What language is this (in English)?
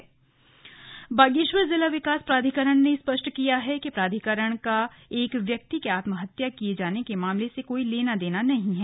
Hindi